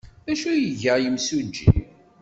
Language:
Kabyle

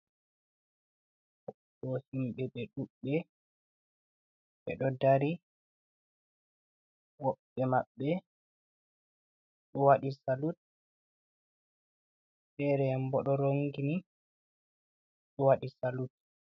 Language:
Fula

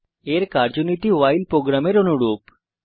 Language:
Bangla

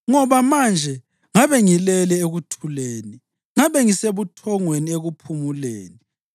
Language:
North Ndebele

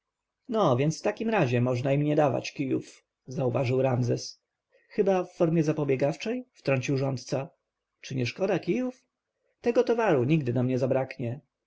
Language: Polish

